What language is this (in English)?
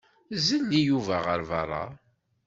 Kabyle